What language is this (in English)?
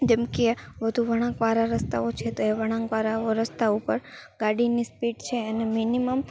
Gujarati